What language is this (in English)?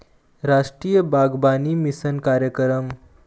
Chhattisgarhi